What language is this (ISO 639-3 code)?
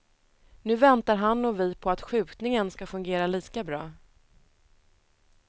swe